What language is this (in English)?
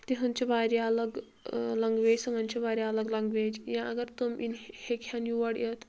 Kashmiri